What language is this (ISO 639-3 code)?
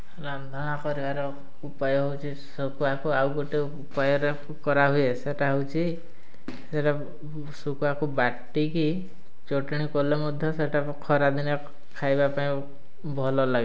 ori